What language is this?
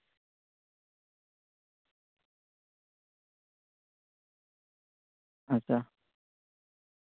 Santali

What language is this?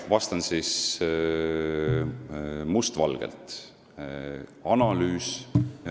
Estonian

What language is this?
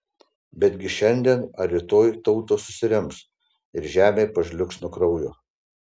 Lithuanian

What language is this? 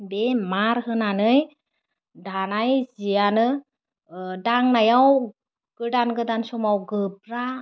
Bodo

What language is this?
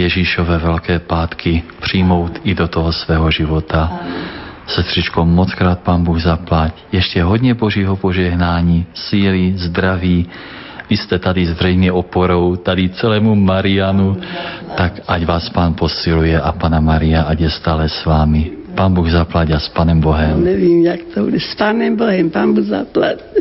Czech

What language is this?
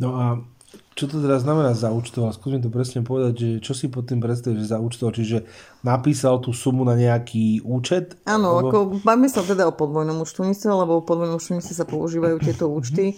Slovak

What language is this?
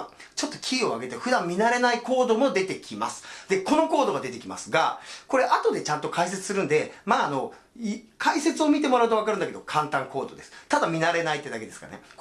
Japanese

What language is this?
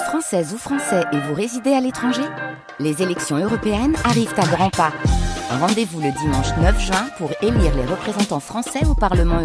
French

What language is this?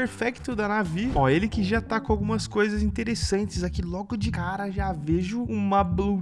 Portuguese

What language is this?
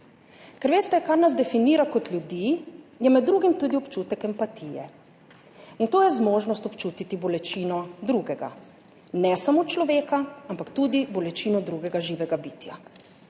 Slovenian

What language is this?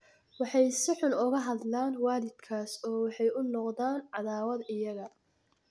Somali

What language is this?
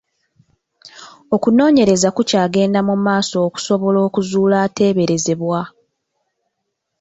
Ganda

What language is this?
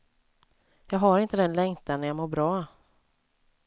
Swedish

